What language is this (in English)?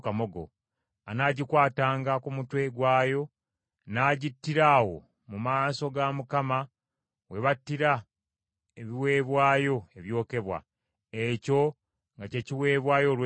Ganda